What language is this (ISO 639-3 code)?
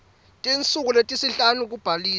ssw